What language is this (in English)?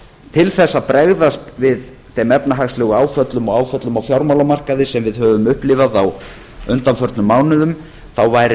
Icelandic